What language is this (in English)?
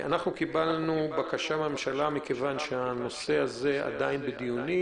Hebrew